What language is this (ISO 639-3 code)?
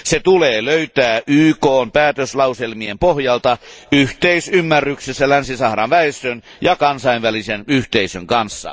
fin